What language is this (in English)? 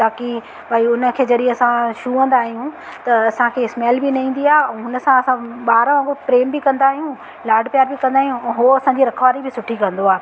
Sindhi